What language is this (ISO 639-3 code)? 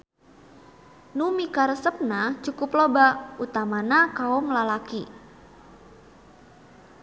sun